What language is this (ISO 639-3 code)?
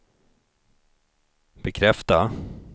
swe